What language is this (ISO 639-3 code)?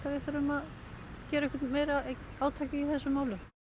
isl